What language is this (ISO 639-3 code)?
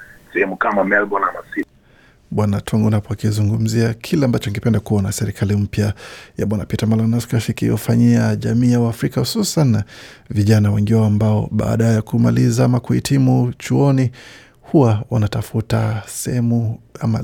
swa